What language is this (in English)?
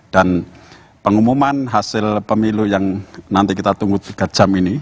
Indonesian